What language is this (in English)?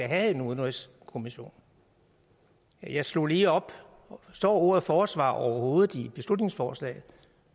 Danish